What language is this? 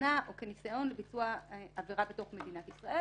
Hebrew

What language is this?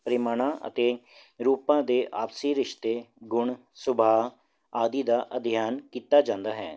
Punjabi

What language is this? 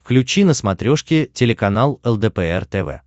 Russian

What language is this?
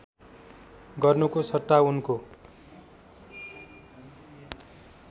Nepali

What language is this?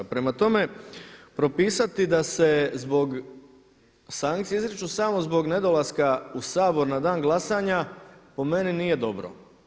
Croatian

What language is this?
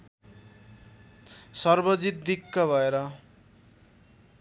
Nepali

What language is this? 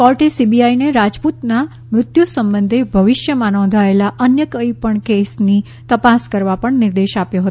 Gujarati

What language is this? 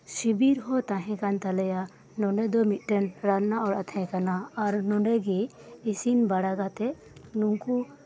Santali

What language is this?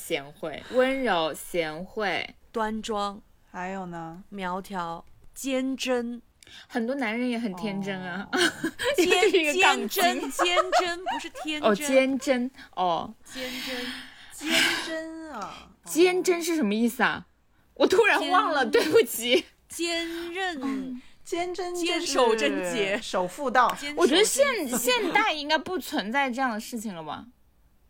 Chinese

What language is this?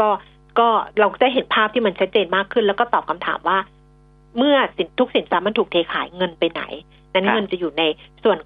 Thai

